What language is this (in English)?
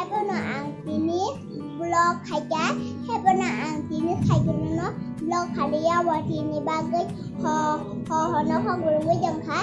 Thai